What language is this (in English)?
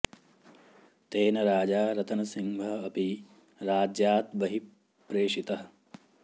Sanskrit